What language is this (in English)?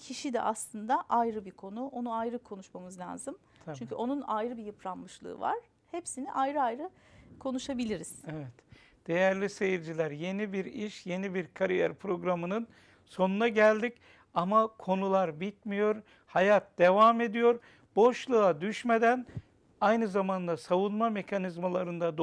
Turkish